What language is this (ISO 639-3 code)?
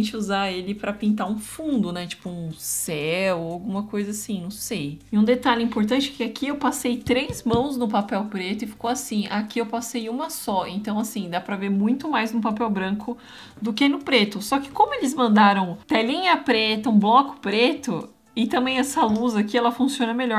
por